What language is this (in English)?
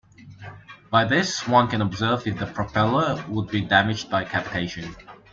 English